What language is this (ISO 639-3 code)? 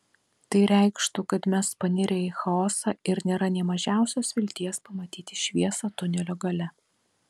lit